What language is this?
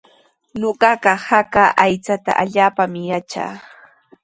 Sihuas Ancash Quechua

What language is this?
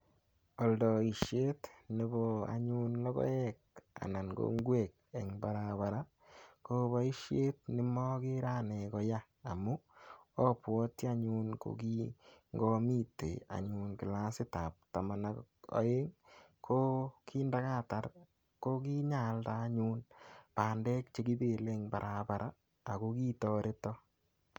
Kalenjin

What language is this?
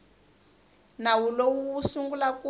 Tsonga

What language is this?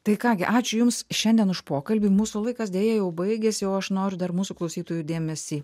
Lithuanian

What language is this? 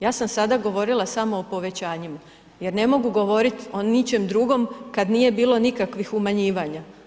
Croatian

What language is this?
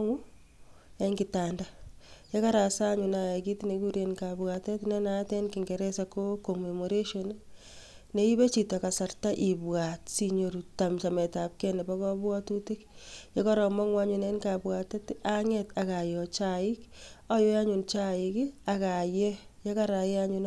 Kalenjin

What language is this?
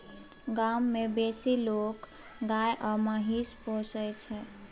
Maithili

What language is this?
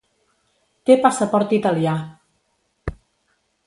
Catalan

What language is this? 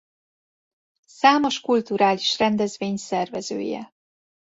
Hungarian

